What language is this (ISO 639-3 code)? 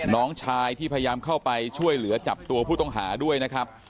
tha